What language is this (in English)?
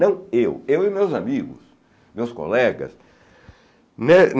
Portuguese